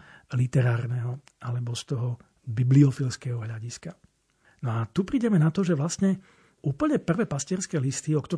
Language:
Slovak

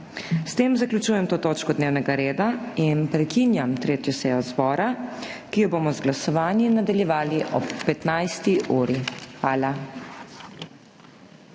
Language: Slovenian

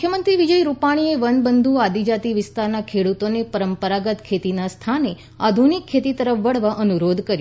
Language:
Gujarati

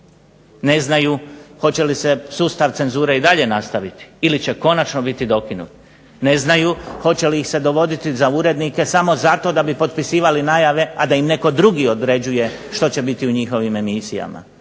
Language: Croatian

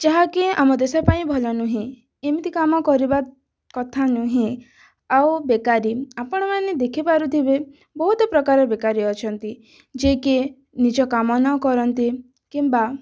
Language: Odia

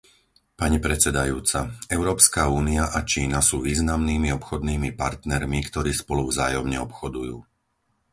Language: Slovak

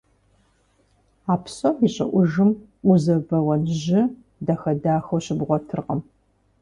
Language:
Kabardian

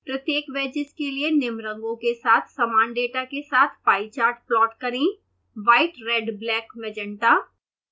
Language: Hindi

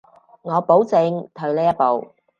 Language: Cantonese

